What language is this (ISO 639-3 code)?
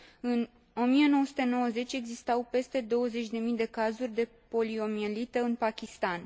ron